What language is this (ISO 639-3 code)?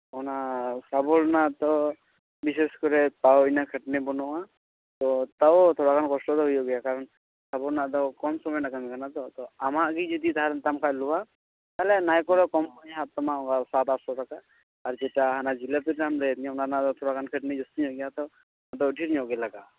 sat